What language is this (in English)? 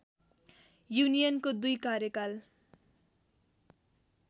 Nepali